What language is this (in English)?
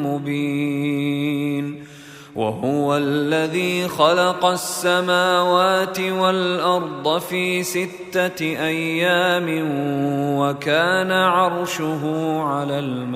Arabic